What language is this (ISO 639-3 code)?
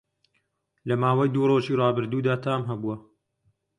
ckb